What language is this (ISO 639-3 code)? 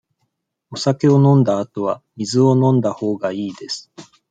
jpn